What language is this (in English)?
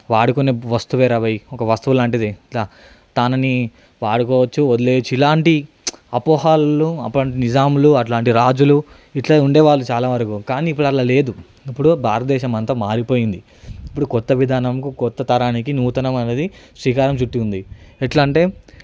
Telugu